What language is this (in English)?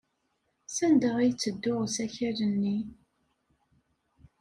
Kabyle